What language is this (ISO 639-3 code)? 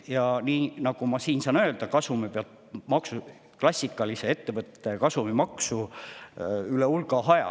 est